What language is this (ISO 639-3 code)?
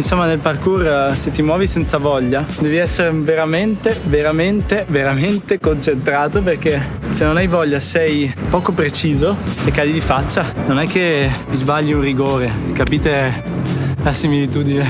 ita